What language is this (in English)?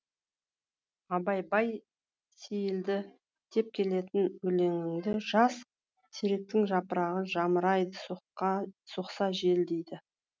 Kazakh